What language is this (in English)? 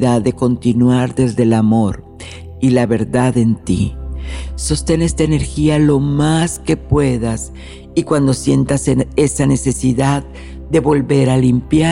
Spanish